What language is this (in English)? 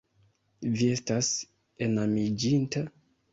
Esperanto